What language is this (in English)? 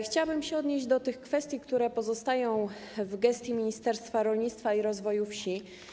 Polish